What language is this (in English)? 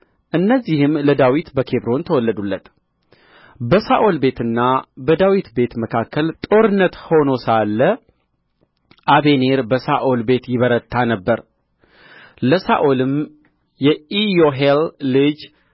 Amharic